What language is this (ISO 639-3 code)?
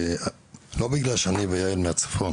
heb